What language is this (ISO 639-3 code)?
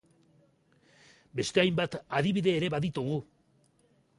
eus